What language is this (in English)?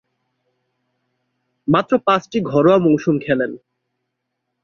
Bangla